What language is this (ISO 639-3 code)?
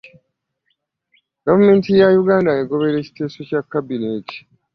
lug